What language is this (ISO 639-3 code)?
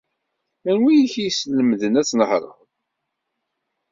kab